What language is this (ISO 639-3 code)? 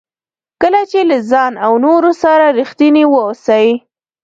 pus